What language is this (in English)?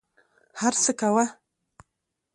Pashto